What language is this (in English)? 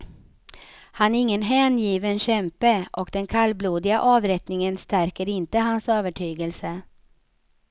Swedish